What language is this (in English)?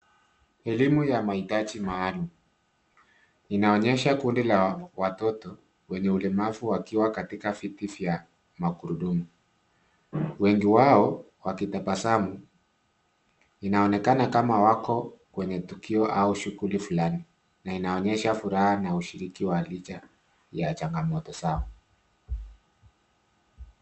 Swahili